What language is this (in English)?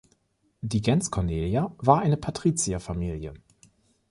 German